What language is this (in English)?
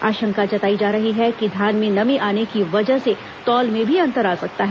Hindi